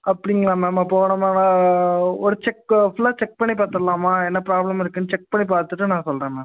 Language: Tamil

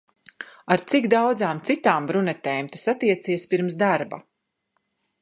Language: Latvian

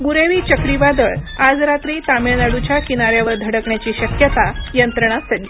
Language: Marathi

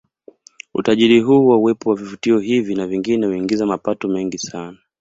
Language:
Swahili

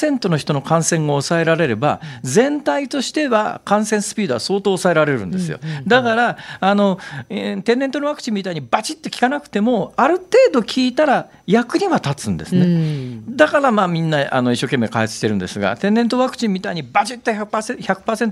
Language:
Japanese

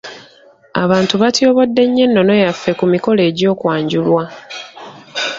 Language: Ganda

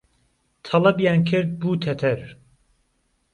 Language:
Central Kurdish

